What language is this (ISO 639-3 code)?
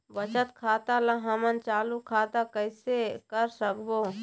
hne